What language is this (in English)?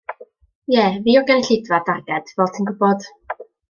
Welsh